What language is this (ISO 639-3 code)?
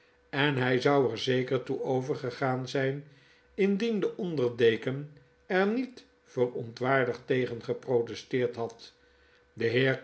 nld